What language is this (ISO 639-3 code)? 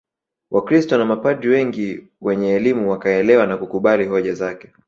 swa